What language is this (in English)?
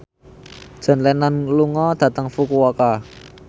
Javanese